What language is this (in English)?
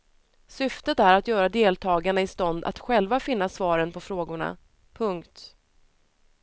Swedish